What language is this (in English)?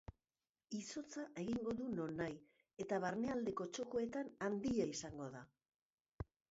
Basque